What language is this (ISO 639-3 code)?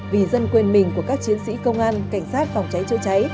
vie